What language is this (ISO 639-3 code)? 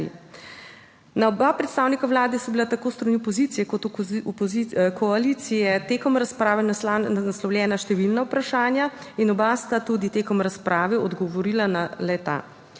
slv